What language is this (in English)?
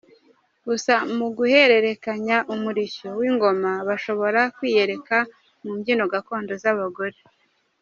Kinyarwanda